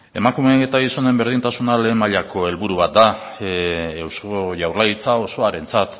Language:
Basque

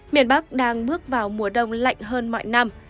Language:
Vietnamese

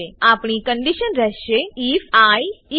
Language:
Gujarati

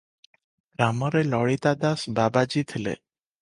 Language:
Odia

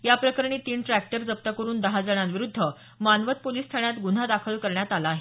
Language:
Marathi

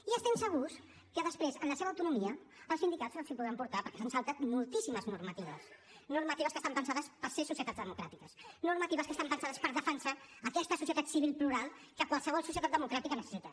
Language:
Catalan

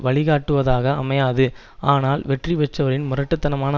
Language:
Tamil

